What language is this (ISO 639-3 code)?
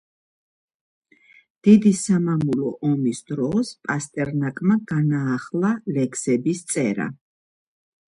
kat